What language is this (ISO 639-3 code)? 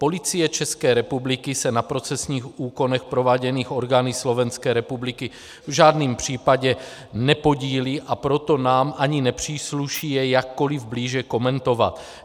ces